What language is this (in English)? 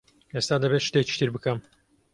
Central Kurdish